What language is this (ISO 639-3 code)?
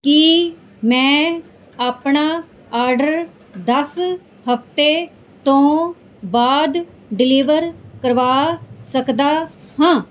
pan